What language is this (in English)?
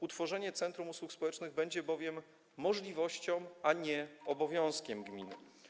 Polish